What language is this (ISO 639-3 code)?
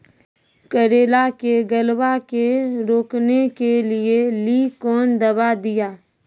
mai